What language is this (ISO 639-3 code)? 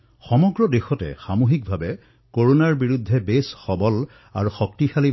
asm